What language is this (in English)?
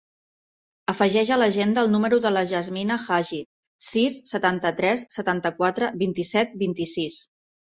Catalan